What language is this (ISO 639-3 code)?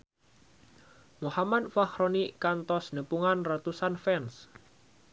sun